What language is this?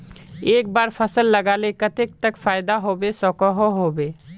Magahi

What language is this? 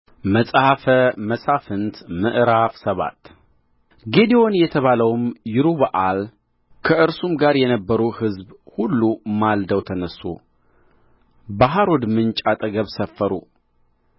Amharic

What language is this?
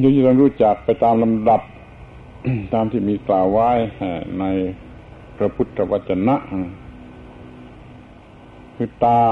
Thai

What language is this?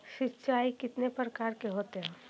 Magahi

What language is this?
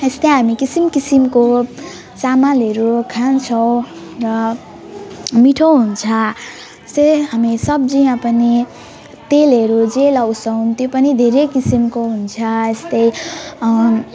Nepali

